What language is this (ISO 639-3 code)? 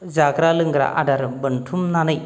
brx